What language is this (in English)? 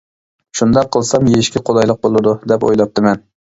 Uyghur